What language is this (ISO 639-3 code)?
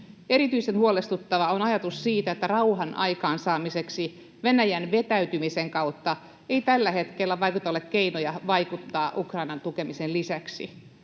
fin